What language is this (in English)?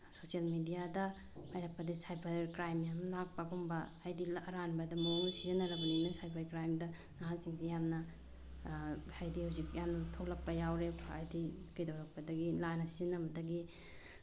Manipuri